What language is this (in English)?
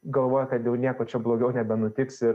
Lithuanian